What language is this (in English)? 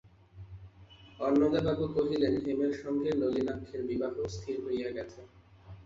Bangla